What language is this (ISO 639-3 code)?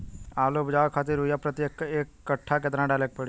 bho